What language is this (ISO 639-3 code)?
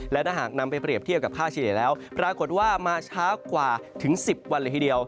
tha